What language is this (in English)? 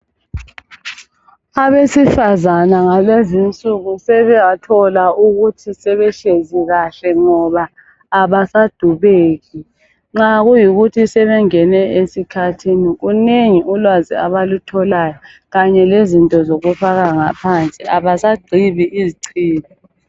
North Ndebele